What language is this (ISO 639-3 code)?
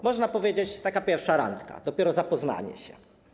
pol